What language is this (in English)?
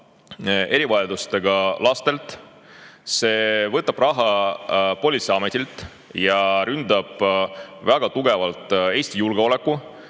Estonian